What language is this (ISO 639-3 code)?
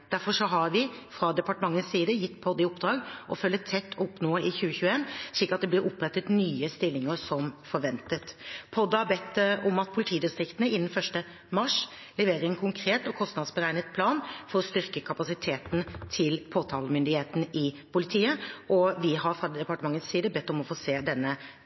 nob